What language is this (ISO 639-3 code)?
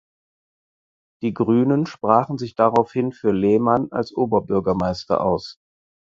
deu